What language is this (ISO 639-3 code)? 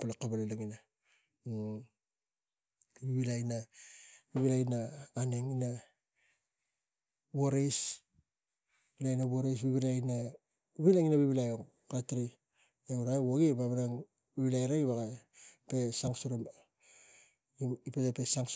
tgc